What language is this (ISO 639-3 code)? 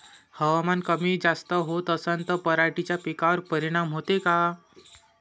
mar